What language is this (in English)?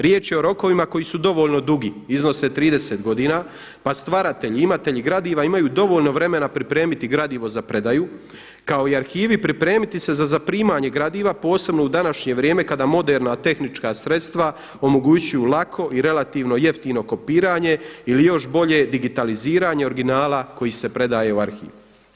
Croatian